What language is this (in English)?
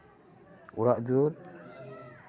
Santali